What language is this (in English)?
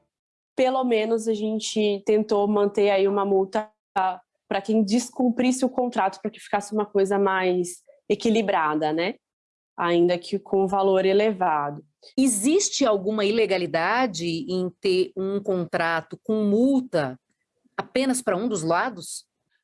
Portuguese